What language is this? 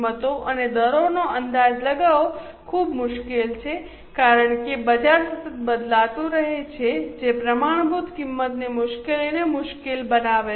Gujarati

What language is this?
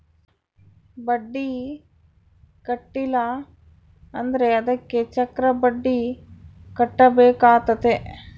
Kannada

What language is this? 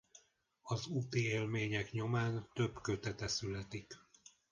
Hungarian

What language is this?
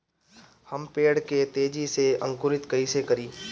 Bhojpuri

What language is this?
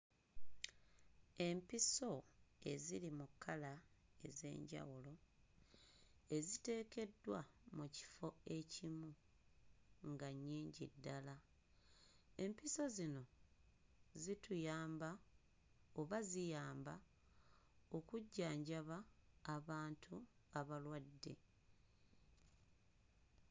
Ganda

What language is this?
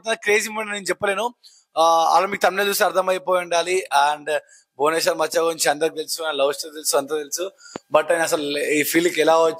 Telugu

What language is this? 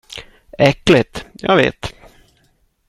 Swedish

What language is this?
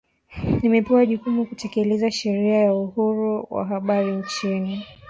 Swahili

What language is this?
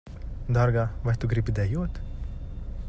Latvian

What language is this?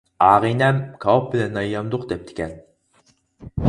Uyghur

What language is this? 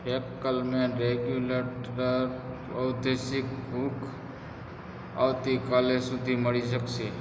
Gujarati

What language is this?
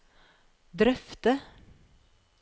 Norwegian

